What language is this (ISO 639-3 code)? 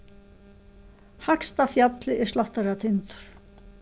fao